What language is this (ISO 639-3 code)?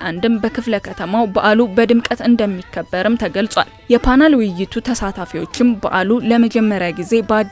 kor